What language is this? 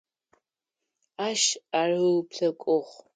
Adyghe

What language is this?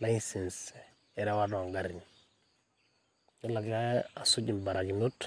Masai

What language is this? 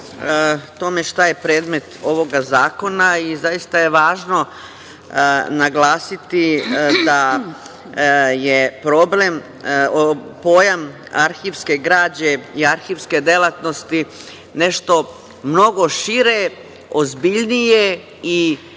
Serbian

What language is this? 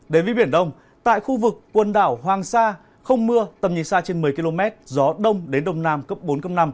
Vietnamese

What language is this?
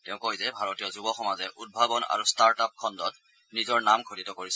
Assamese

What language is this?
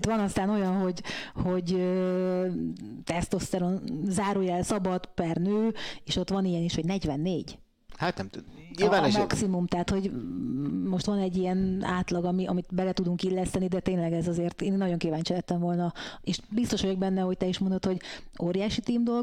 Hungarian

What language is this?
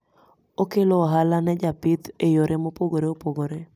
Luo (Kenya and Tanzania)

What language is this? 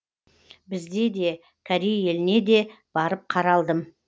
Kazakh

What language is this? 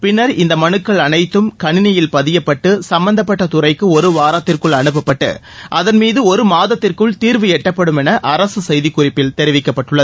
Tamil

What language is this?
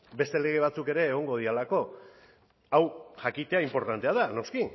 Basque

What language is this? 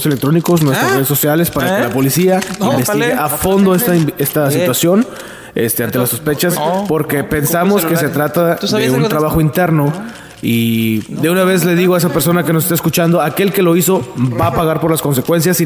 Spanish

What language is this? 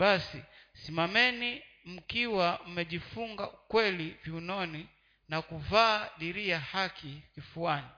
Swahili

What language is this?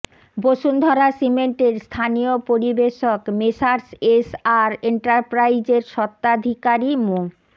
Bangla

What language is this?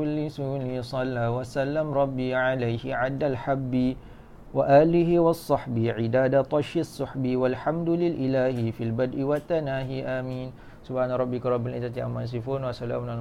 Malay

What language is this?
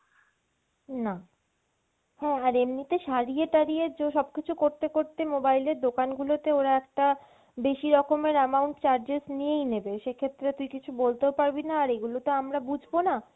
Bangla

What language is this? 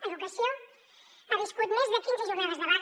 Catalan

